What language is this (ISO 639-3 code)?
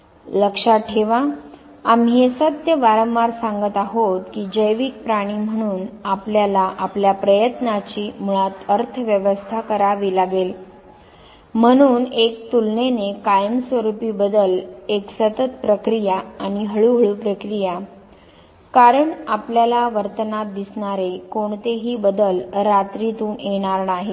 mar